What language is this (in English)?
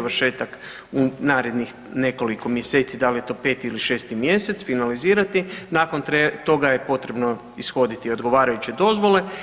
Croatian